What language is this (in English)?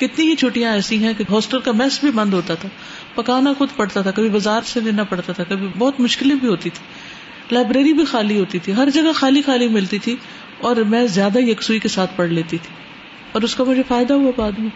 Urdu